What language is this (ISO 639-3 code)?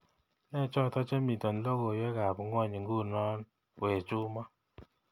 kln